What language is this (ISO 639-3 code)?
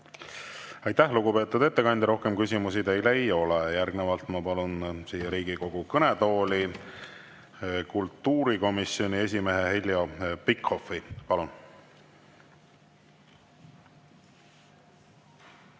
est